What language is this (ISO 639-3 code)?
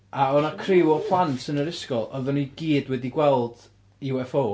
cym